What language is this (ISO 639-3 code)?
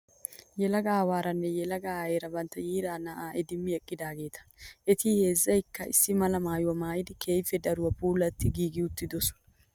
wal